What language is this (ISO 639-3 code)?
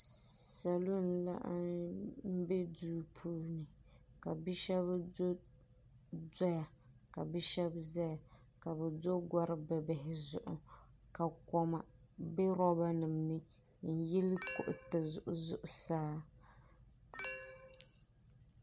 dag